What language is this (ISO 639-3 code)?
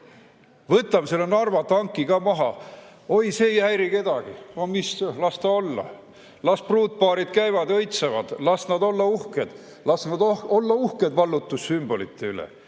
est